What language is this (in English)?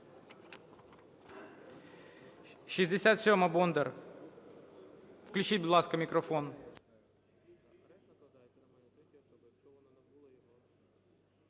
Ukrainian